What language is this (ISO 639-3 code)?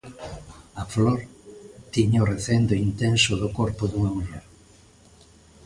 glg